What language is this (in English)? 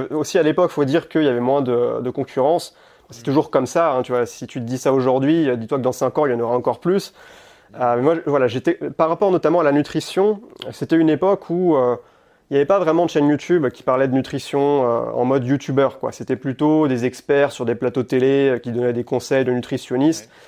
French